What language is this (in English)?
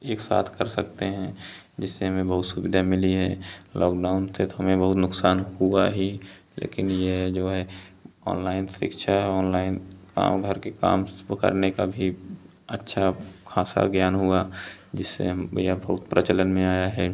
Hindi